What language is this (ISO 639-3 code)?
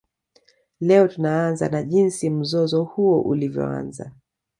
swa